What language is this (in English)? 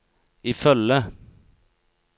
Norwegian